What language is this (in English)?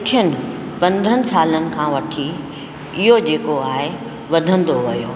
Sindhi